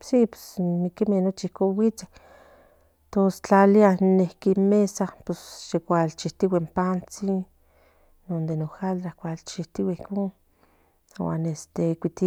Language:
Central Nahuatl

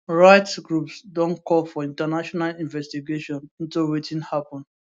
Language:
Nigerian Pidgin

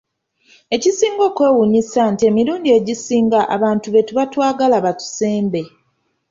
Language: Ganda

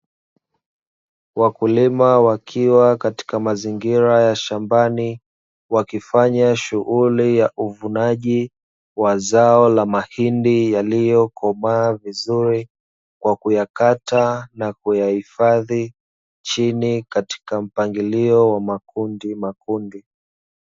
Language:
Swahili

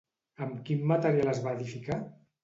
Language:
Catalan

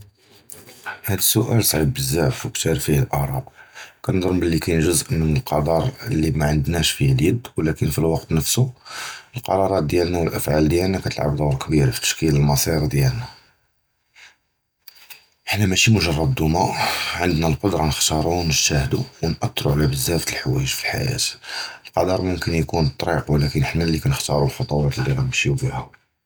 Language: Judeo-Arabic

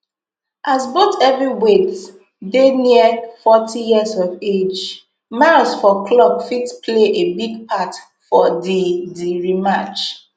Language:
Nigerian Pidgin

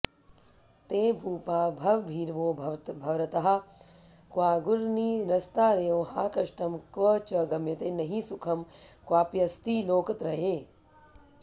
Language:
Sanskrit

